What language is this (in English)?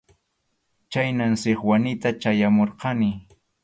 Arequipa-La Unión Quechua